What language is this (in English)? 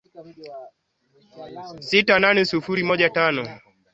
Swahili